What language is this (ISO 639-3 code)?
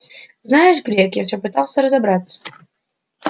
rus